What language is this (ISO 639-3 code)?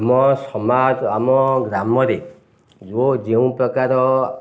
ori